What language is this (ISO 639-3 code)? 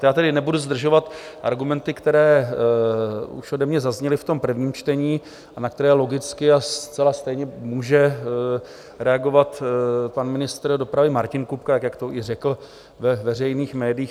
ces